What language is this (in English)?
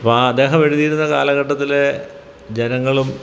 Malayalam